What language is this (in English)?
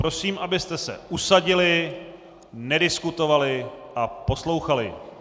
Czech